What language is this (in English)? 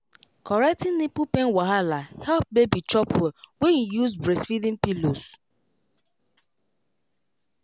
Nigerian Pidgin